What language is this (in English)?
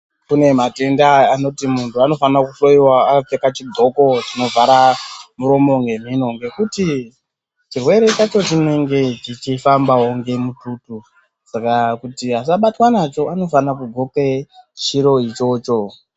Ndau